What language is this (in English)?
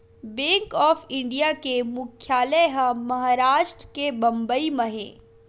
Chhattisgarhi